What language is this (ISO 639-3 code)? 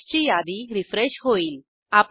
mar